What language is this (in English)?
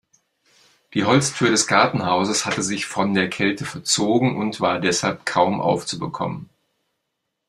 German